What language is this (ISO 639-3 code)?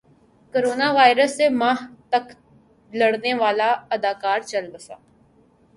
urd